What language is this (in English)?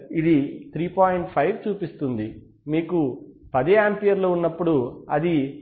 Telugu